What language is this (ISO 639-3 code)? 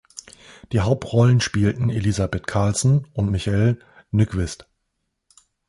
deu